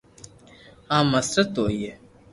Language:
Loarki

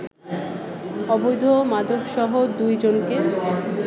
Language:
Bangla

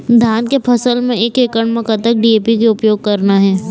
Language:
Chhattisgarhi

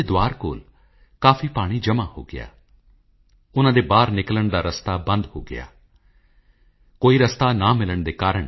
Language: Punjabi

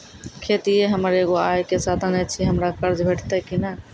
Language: Maithili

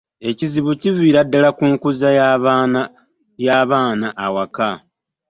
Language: Ganda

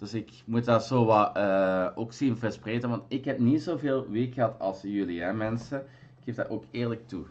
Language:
Dutch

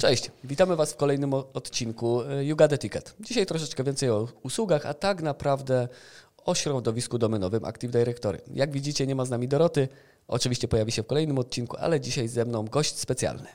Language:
Polish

